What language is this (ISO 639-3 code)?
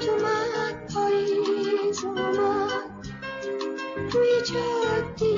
fas